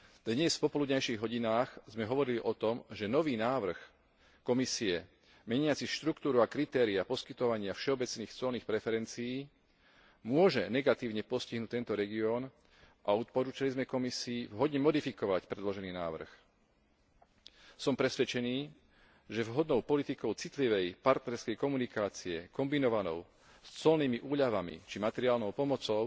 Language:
Slovak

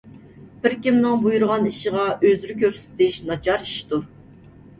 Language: Uyghur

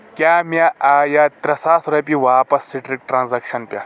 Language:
Kashmiri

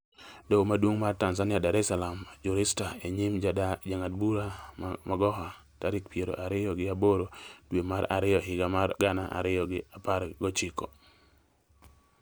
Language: Luo (Kenya and Tanzania)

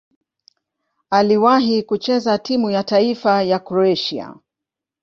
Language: Swahili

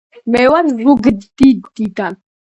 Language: Georgian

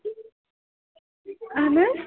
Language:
Kashmiri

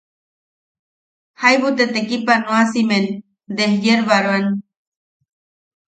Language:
Yaqui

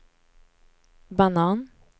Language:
Swedish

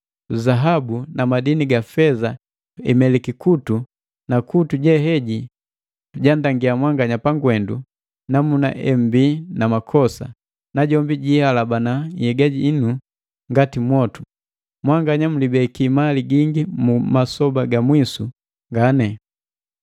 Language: Matengo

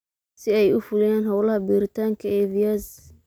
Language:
Somali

